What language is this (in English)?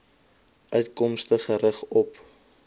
Afrikaans